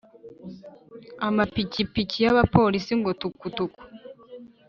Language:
Kinyarwanda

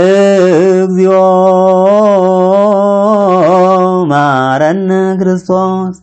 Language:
Arabic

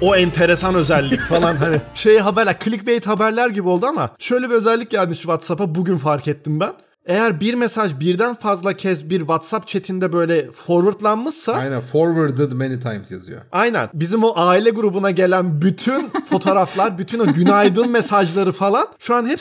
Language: Turkish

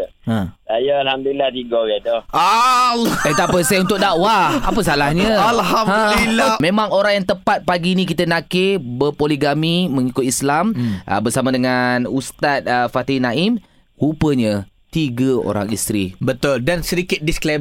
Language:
Malay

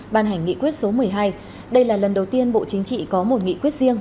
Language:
Vietnamese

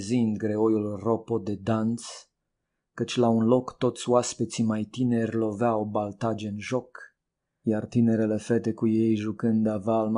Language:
Romanian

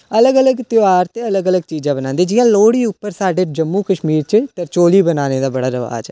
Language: Dogri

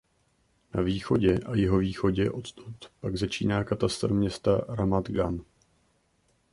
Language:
Czech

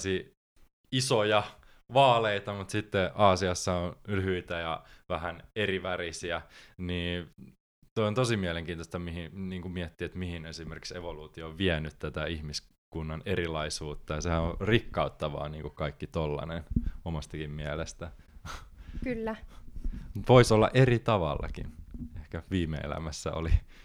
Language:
Finnish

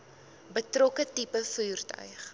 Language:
Afrikaans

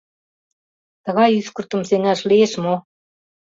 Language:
Mari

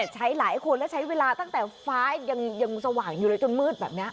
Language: Thai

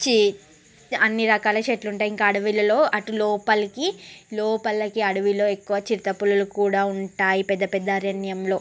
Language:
Telugu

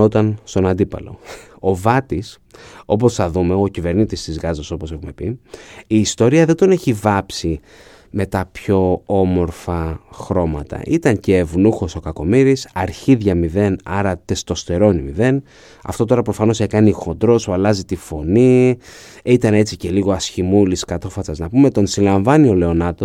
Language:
Greek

